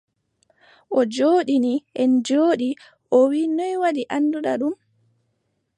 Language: Adamawa Fulfulde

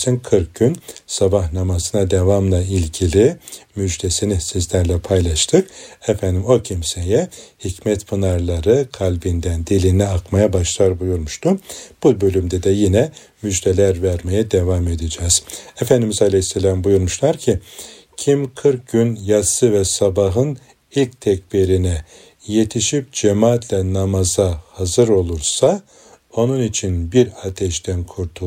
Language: Turkish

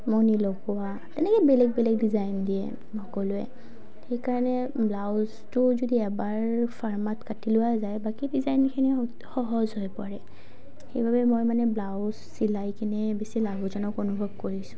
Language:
Assamese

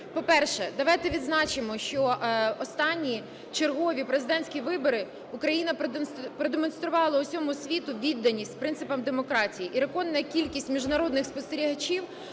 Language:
Ukrainian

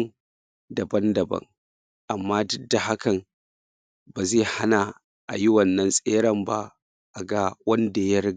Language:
Hausa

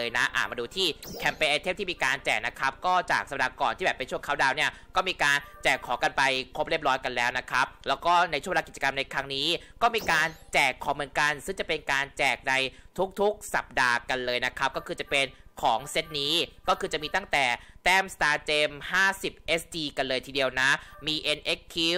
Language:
Thai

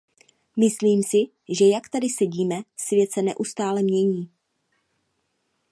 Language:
Czech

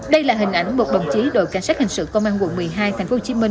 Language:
Vietnamese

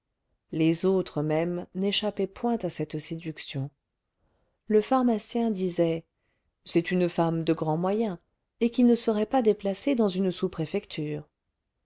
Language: French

